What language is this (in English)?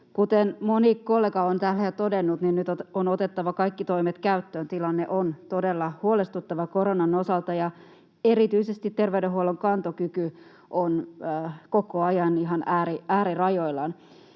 Finnish